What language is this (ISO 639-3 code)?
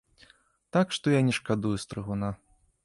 bel